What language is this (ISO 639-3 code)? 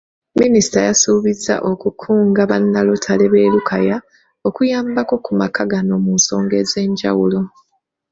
lug